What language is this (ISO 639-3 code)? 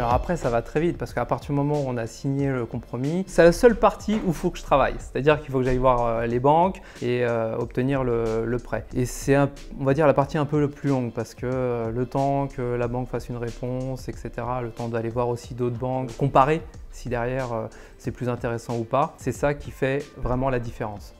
fra